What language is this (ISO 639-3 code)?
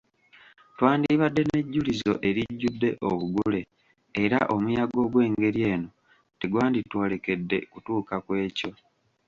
lug